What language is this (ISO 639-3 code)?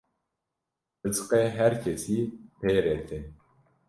kur